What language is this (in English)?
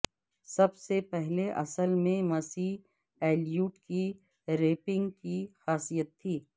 Urdu